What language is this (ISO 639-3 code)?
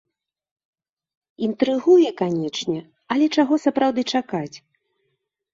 bel